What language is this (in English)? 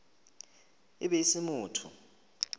Northern Sotho